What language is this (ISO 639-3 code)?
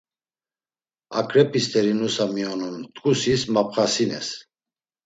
lzz